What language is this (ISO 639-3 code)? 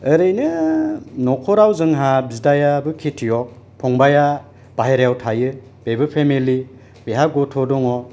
brx